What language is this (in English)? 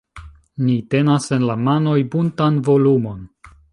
Esperanto